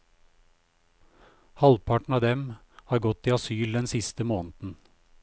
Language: Norwegian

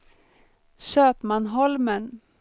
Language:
Swedish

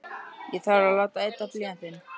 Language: Icelandic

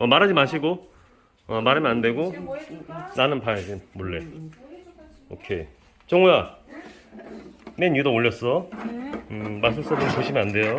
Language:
Korean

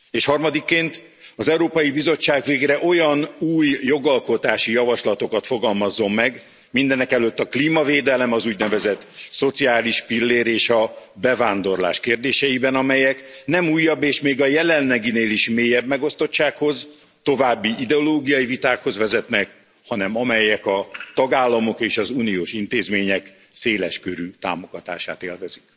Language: Hungarian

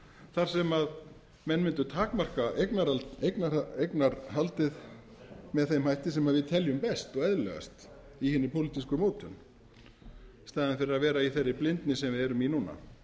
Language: Icelandic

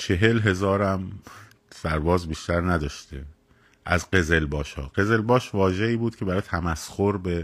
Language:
Persian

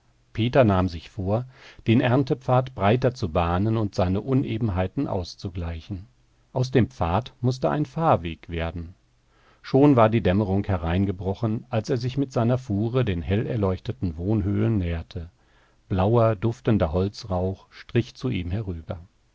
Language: German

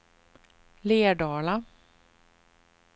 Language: Swedish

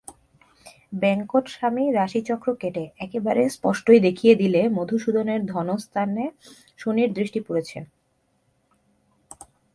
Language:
Bangla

